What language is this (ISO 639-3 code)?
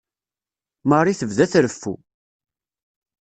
kab